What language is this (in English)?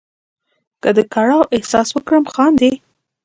Pashto